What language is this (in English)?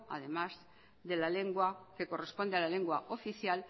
Spanish